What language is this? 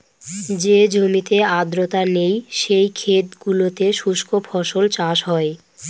Bangla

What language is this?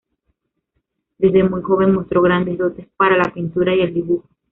Spanish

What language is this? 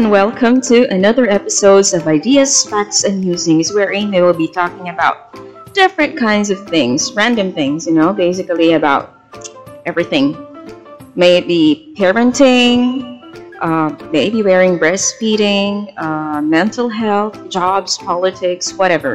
Filipino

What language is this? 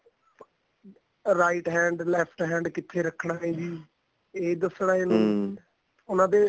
Punjabi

